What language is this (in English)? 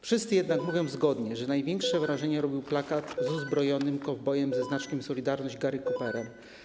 Polish